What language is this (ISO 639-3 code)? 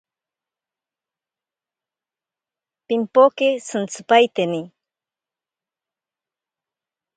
prq